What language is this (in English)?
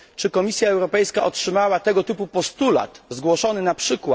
Polish